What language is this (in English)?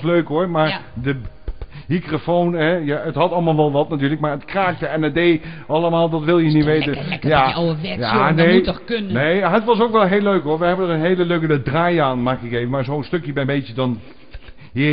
Dutch